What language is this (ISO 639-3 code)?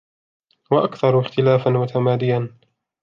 ara